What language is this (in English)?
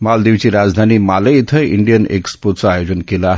Marathi